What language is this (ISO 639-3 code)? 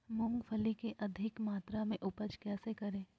mag